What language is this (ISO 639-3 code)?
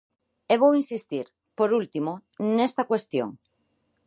glg